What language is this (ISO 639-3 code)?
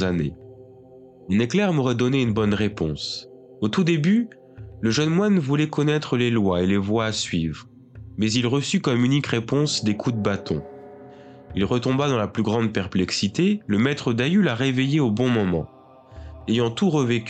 fra